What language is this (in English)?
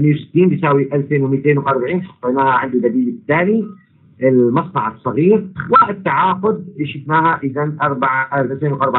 Arabic